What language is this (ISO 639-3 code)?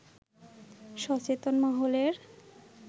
ben